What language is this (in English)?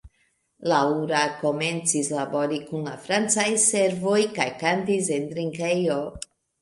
Esperanto